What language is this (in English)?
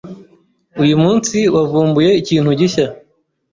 Kinyarwanda